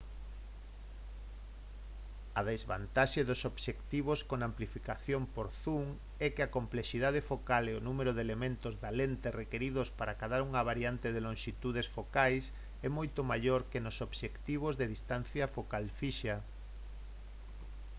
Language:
Galician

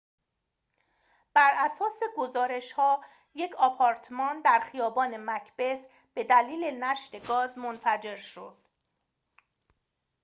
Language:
Persian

